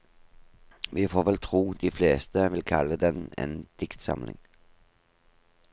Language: Norwegian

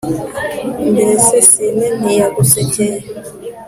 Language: Kinyarwanda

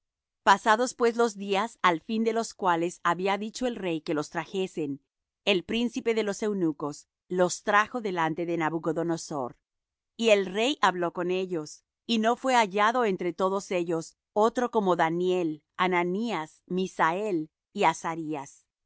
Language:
Spanish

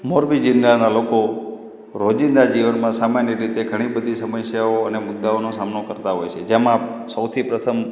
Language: Gujarati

